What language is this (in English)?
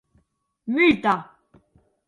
Occitan